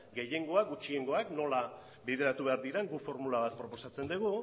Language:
Basque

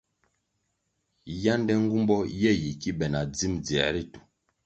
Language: Kwasio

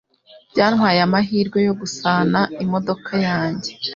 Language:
Kinyarwanda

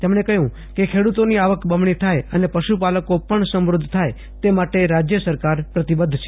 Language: Gujarati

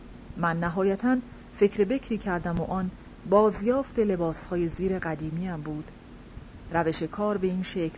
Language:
Persian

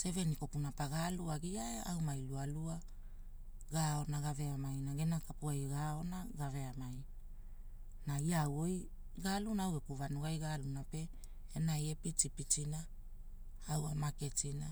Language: Hula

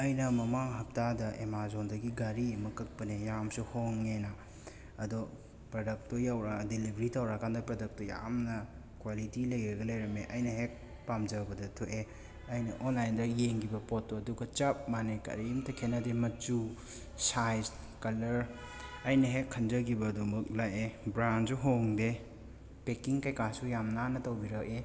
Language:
Manipuri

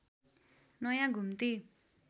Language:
Nepali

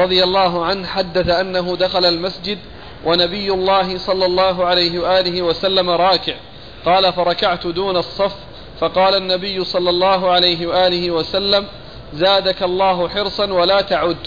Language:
Arabic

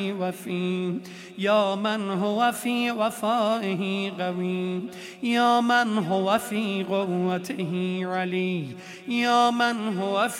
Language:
Persian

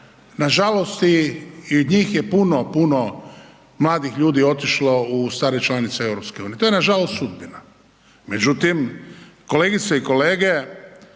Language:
Croatian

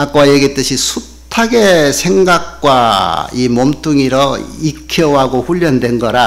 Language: Korean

